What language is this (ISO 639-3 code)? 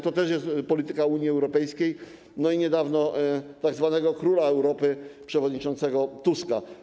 pol